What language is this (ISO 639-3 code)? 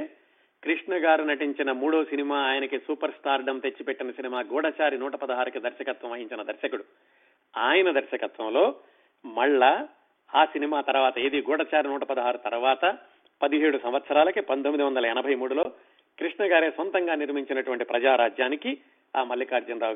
tel